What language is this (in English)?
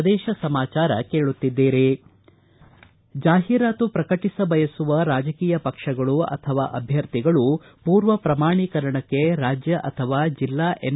Kannada